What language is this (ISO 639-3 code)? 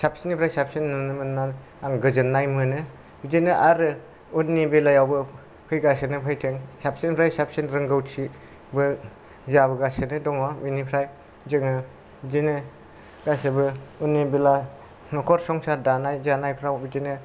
brx